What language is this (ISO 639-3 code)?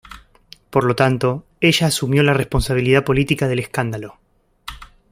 spa